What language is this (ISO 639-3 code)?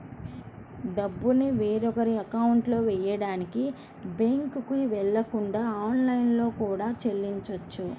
tel